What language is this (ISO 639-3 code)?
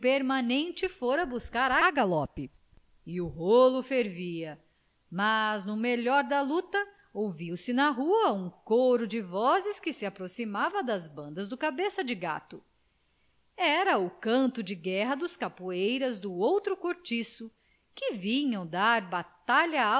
por